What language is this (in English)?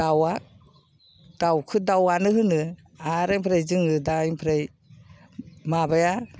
Bodo